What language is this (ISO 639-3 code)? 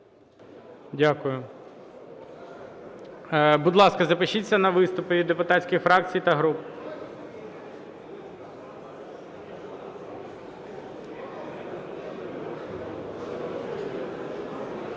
ukr